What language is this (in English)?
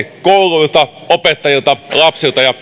Finnish